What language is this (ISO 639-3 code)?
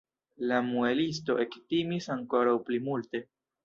epo